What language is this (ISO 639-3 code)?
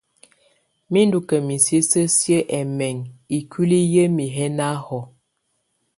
tvu